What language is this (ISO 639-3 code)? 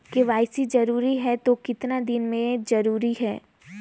hne